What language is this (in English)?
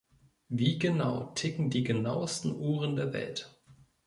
German